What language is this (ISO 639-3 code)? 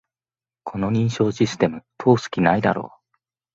jpn